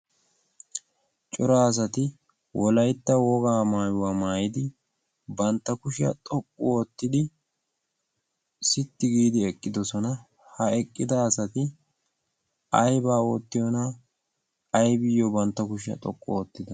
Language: Wolaytta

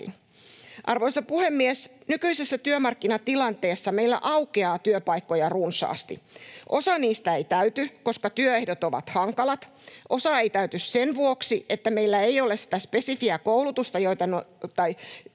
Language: Finnish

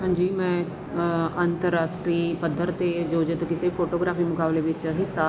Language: Punjabi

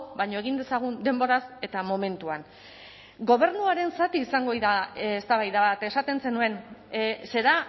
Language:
Basque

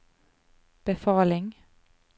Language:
Norwegian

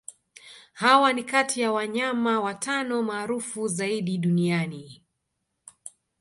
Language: Swahili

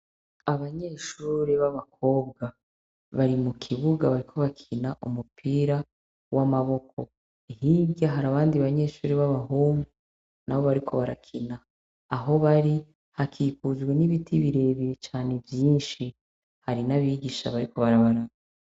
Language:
Rundi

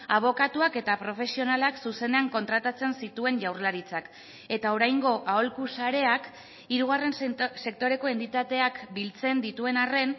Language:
Basque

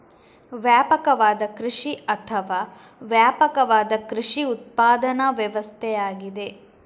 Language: Kannada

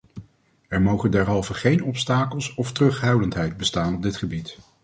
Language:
Dutch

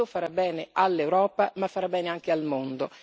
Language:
Italian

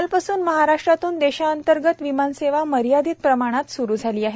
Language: Marathi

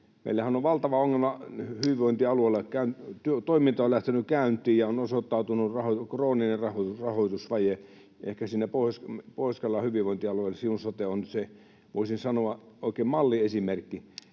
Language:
Finnish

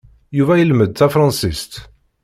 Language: Kabyle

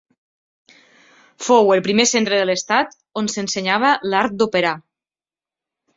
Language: Catalan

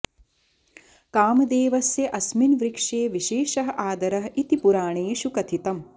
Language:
Sanskrit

